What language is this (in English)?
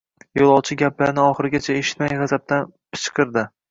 Uzbek